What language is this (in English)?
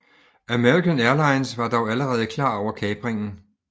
Danish